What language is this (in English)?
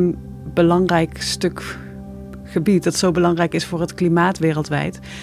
Dutch